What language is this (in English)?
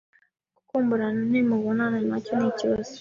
Kinyarwanda